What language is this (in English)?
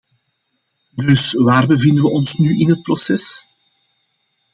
Dutch